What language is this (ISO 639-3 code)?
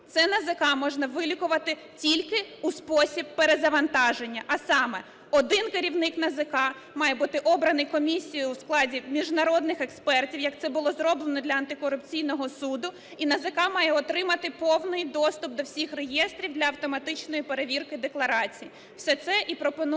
ukr